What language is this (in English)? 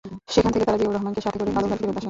Bangla